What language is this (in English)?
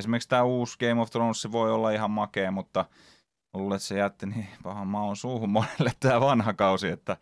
Finnish